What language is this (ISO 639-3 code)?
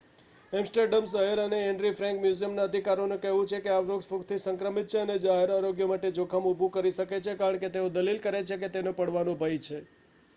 guj